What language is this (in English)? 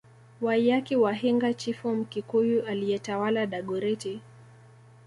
Swahili